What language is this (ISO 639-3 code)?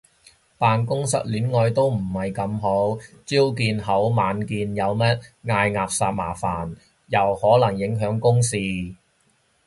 yue